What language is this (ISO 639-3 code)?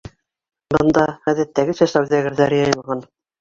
bak